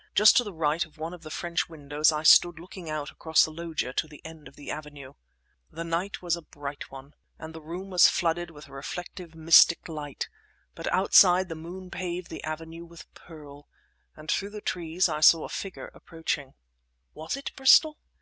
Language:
English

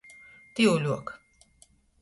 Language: Latgalian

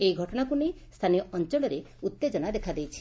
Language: Odia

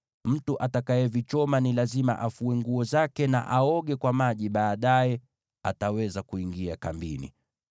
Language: Swahili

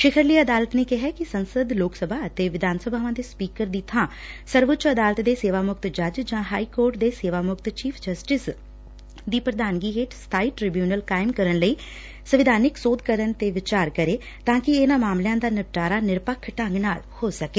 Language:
Punjabi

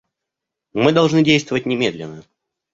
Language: Russian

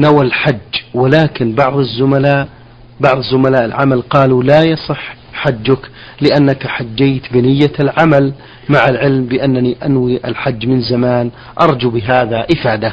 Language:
Arabic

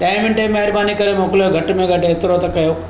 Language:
Sindhi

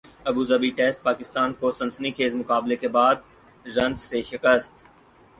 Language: Urdu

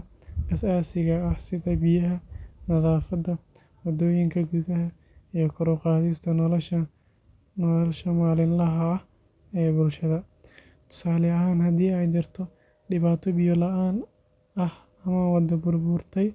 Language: Somali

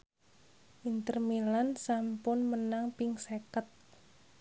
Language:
Javanese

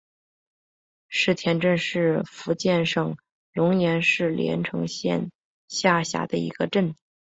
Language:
Chinese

